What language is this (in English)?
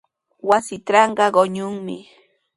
Sihuas Ancash Quechua